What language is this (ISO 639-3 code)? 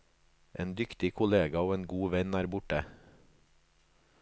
nor